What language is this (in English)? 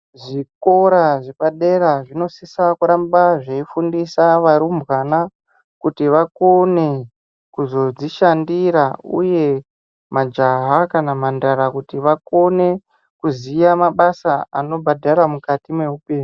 Ndau